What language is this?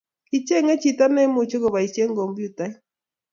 Kalenjin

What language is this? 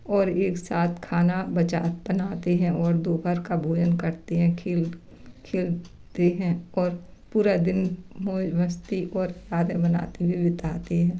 Hindi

